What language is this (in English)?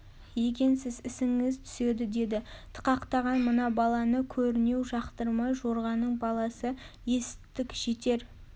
Kazakh